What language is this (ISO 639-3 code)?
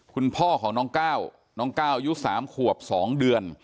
tha